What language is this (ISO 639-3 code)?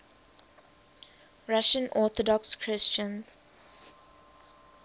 eng